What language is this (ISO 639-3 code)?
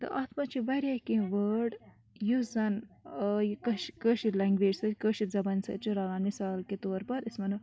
kas